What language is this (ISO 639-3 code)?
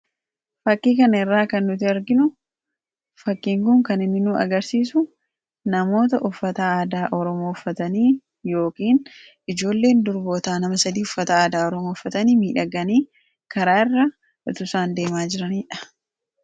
orm